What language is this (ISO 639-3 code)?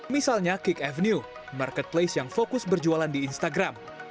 ind